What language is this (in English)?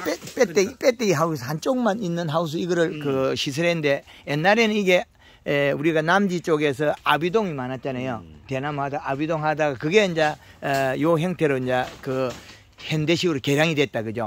Korean